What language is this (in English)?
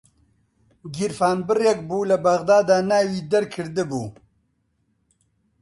Central Kurdish